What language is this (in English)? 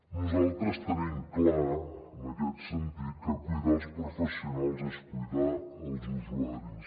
Catalan